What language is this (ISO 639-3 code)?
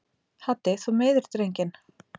isl